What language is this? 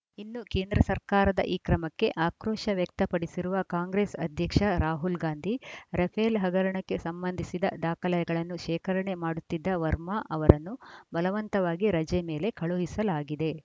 Kannada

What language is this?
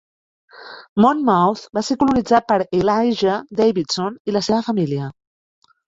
Catalan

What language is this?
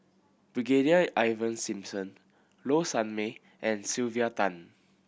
English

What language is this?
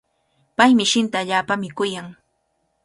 Cajatambo North Lima Quechua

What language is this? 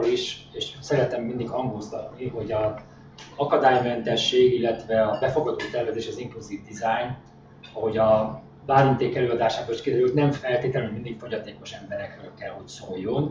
Hungarian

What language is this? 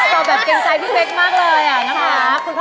Thai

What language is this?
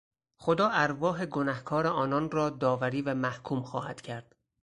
Persian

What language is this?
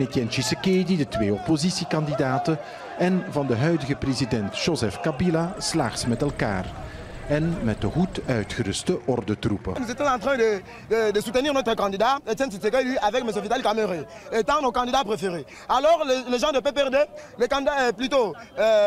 Dutch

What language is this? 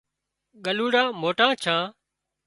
Wadiyara Koli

